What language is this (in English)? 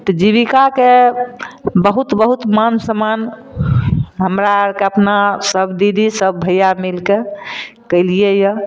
Maithili